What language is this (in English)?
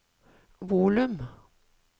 Norwegian